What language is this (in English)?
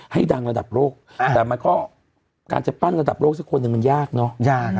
Thai